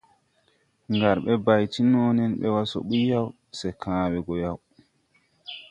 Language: Tupuri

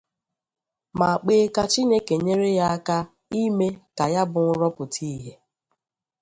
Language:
Igbo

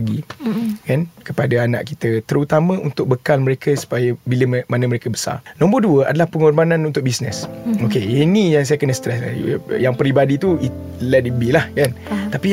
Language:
Malay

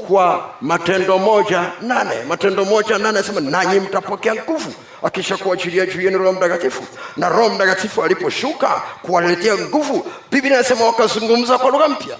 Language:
Swahili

